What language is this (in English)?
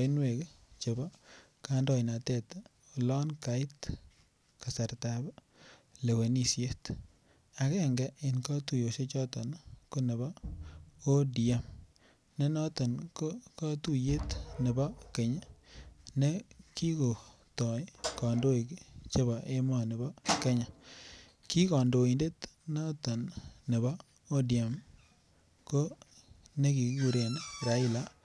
Kalenjin